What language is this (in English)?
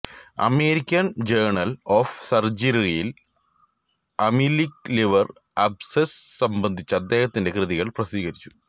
Malayalam